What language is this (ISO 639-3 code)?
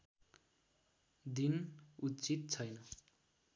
nep